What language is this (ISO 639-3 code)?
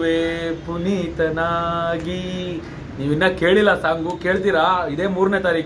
ara